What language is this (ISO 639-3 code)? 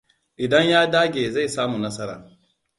hau